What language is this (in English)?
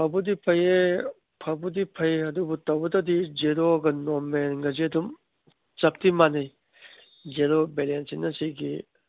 Manipuri